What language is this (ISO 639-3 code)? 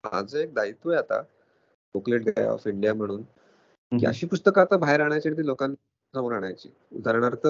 mar